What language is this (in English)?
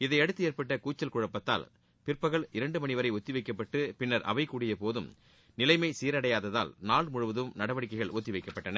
Tamil